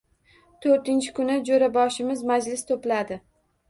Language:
Uzbek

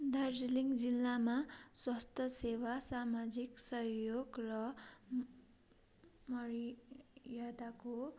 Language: Nepali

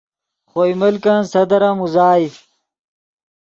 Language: Yidgha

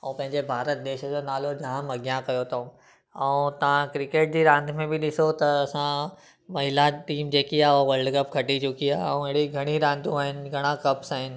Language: Sindhi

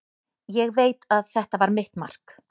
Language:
Icelandic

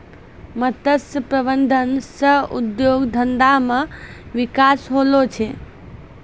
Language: Maithili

